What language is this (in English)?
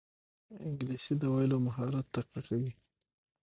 Pashto